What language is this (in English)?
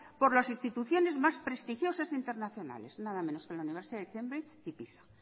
Spanish